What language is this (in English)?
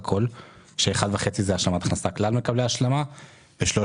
Hebrew